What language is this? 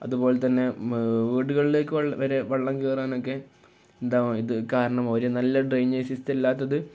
Malayalam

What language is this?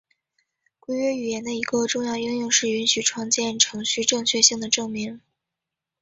Chinese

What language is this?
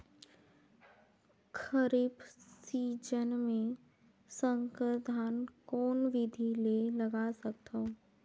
Chhattisgarhi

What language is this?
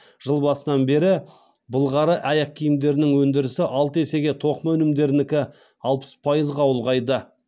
Kazakh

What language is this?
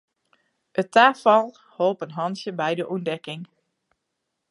Western Frisian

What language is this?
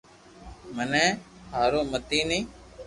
Loarki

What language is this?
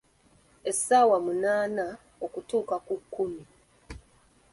Ganda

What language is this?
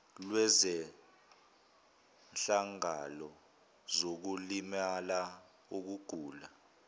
Zulu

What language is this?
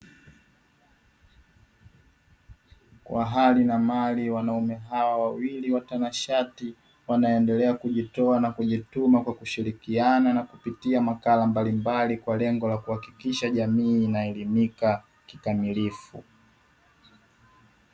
Swahili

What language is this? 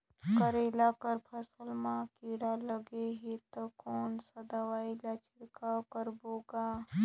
Chhattisgarhi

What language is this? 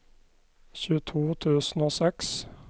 Norwegian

